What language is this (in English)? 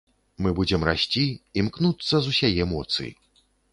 Belarusian